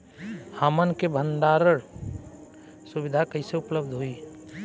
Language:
Bhojpuri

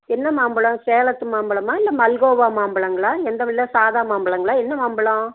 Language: Tamil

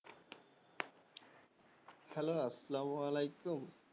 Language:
Bangla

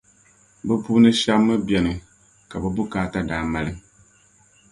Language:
Dagbani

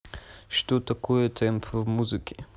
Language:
Russian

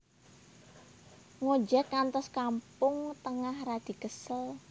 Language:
Javanese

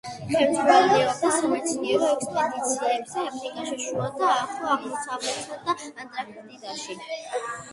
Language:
Georgian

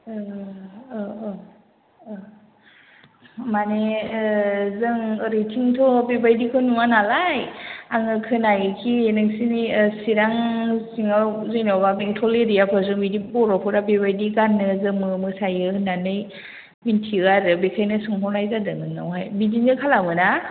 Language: Bodo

